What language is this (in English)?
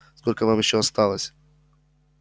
Russian